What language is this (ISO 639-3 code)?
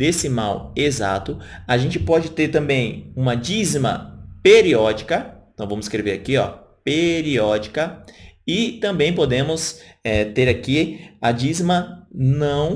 por